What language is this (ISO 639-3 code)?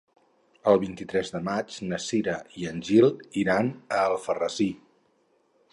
cat